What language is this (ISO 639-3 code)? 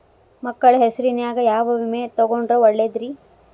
kan